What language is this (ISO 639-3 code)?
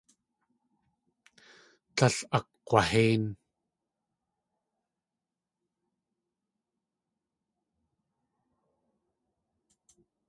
tli